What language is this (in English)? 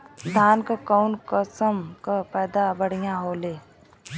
Bhojpuri